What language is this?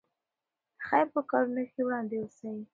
Pashto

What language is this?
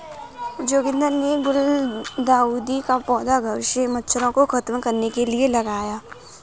Hindi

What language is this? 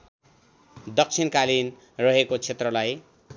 Nepali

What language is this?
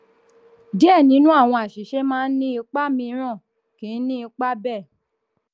Yoruba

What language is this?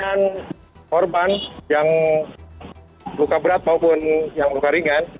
Indonesian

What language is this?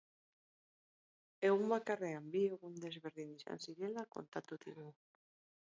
Basque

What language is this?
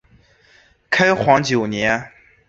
Chinese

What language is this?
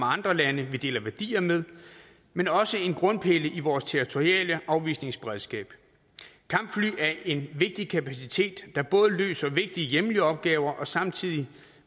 Danish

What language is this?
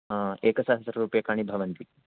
Sanskrit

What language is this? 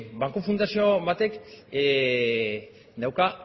Basque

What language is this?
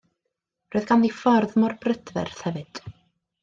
Welsh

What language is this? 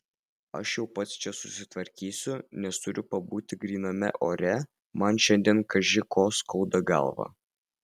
Lithuanian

